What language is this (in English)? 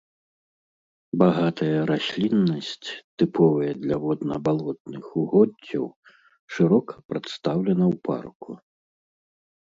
Belarusian